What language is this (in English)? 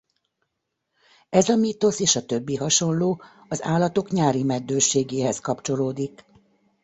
Hungarian